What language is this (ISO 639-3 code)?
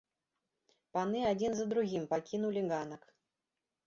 bel